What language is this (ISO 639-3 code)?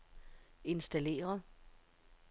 dan